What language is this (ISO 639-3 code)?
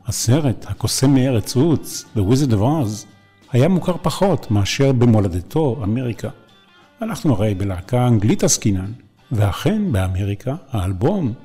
heb